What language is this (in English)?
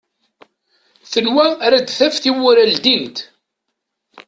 Kabyle